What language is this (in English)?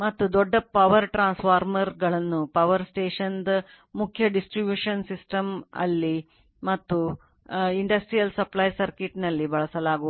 Kannada